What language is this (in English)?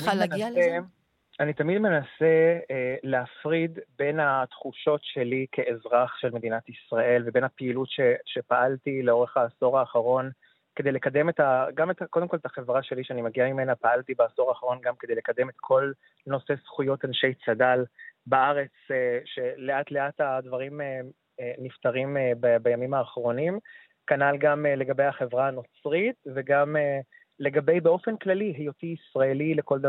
Hebrew